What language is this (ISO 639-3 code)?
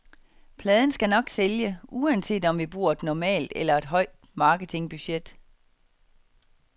dan